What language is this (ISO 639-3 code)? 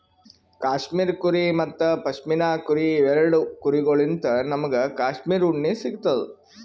kan